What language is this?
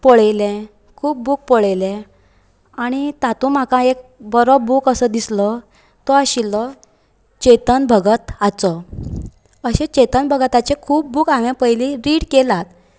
Konkani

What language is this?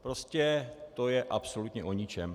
Czech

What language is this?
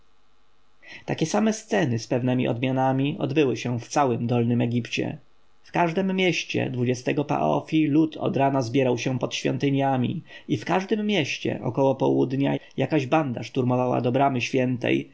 Polish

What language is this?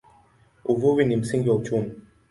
Swahili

